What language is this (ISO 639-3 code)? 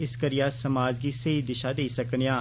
doi